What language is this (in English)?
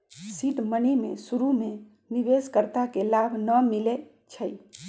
Magahi